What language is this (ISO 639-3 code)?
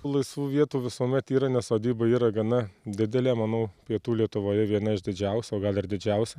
lit